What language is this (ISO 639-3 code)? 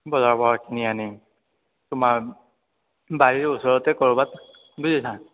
asm